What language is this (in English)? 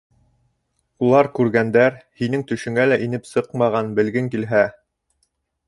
Bashkir